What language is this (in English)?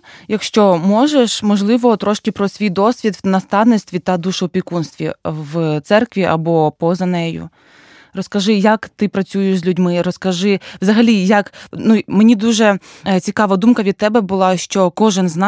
Ukrainian